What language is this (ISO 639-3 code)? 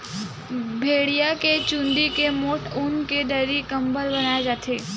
hne